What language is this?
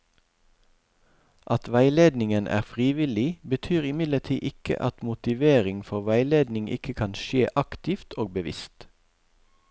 Norwegian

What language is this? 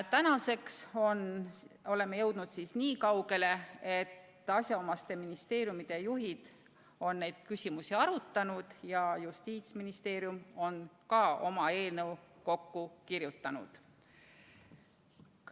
Estonian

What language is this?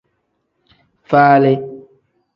Tem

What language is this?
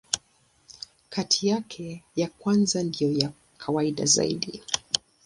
Swahili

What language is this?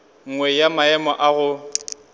Northern Sotho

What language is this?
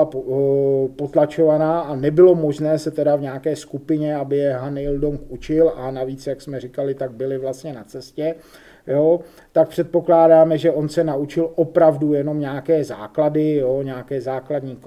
Czech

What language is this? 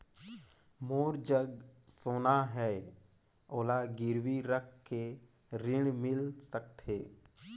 Chhattisgarhi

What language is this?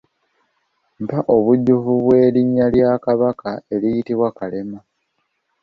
Ganda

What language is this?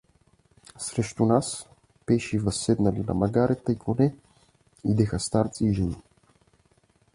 Bulgarian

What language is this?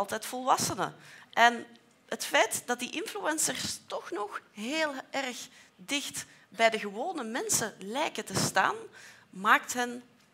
Dutch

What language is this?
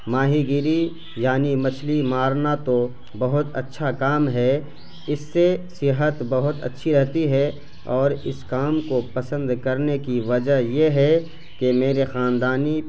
Urdu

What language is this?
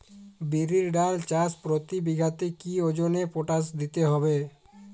Bangla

